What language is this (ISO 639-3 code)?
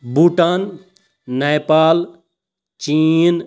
kas